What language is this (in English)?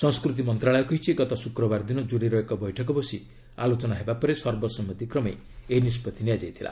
Odia